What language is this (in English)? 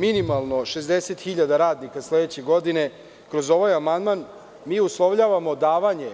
Serbian